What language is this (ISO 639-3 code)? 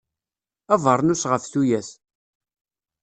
kab